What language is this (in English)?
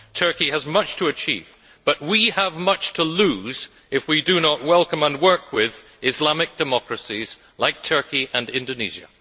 English